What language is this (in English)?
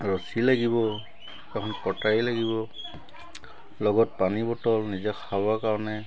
Assamese